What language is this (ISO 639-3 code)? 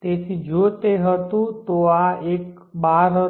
guj